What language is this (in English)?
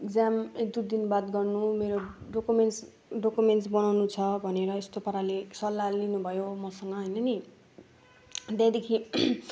Nepali